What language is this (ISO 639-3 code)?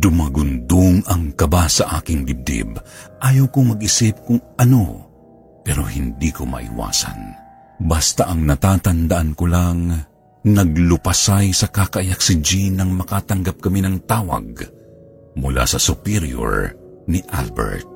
fil